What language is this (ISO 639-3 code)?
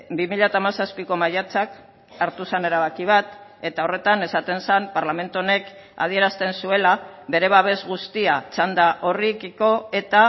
eus